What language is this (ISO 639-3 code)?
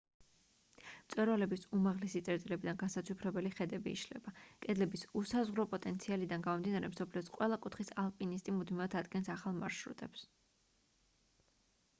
kat